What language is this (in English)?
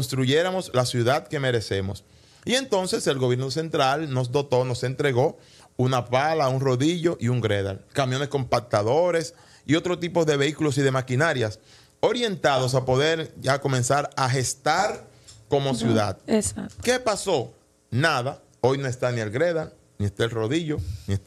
Spanish